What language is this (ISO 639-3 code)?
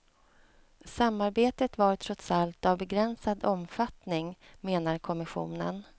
swe